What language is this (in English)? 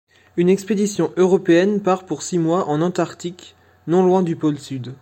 French